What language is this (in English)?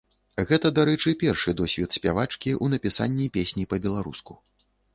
Belarusian